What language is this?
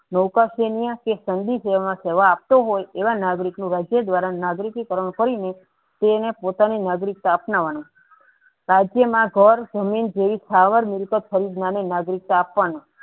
Gujarati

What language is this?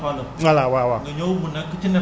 Wolof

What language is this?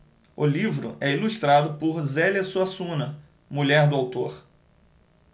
Portuguese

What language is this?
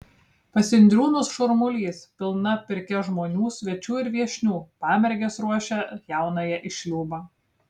Lithuanian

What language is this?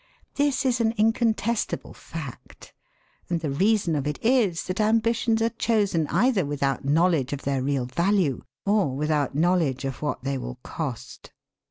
English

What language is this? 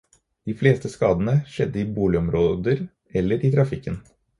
Norwegian Bokmål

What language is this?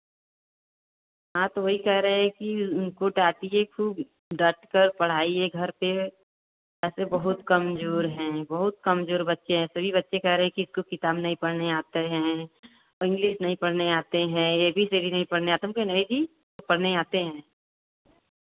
Hindi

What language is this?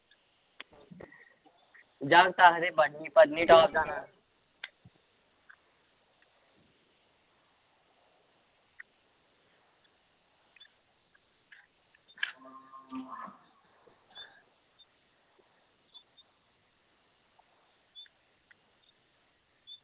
Dogri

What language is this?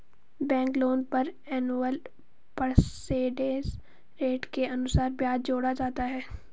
Hindi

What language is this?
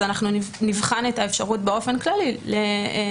Hebrew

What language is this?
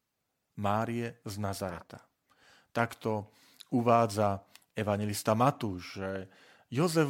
Slovak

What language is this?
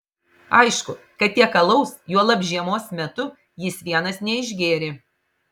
Lithuanian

